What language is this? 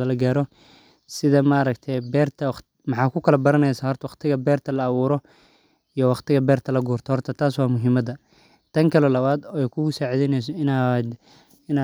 Somali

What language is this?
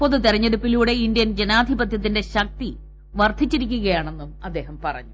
Malayalam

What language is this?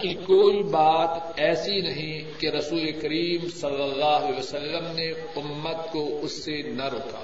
Urdu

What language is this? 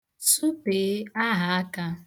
Igbo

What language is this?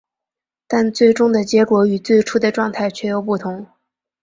Chinese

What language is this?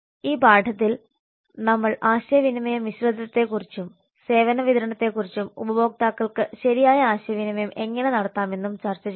Malayalam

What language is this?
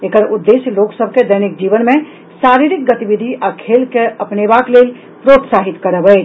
Maithili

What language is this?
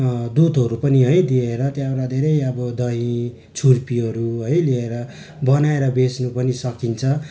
Nepali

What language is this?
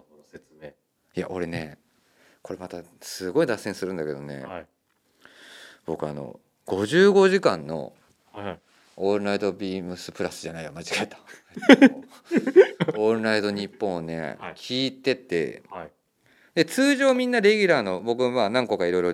Japanese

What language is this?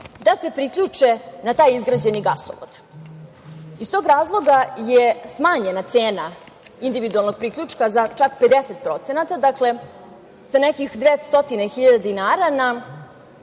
Serbian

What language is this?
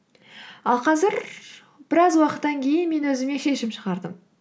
Kazakh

